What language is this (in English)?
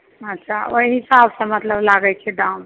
Maithili